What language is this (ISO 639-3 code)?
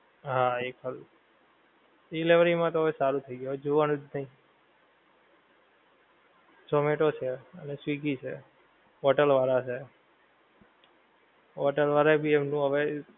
guj